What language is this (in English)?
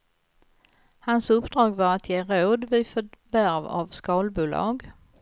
Swedish